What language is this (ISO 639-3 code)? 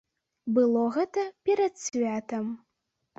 bel